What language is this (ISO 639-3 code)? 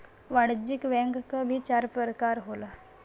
bho